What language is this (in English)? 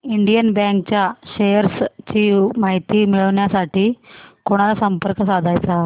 Marathi